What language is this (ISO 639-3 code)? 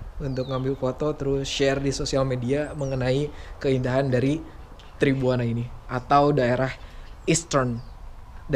ind